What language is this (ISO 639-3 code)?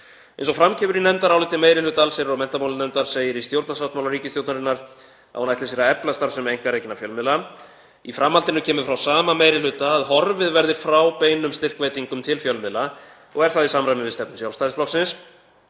isl